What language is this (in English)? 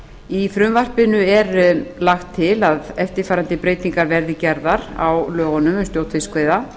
Icelandic